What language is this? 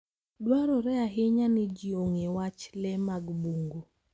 Luo (Kenya and Tanzania)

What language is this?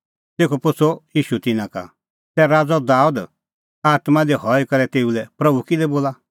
Kullu Pahari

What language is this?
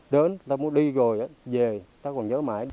Vietnamese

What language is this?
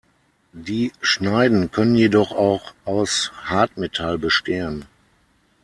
German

